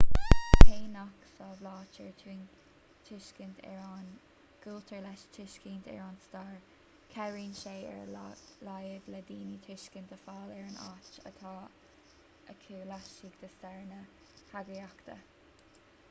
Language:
Irish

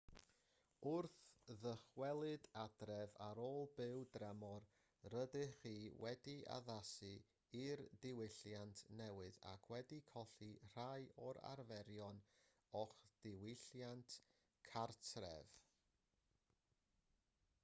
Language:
Welsh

